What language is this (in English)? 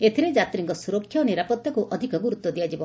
Odia